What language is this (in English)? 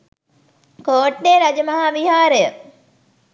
Sinhala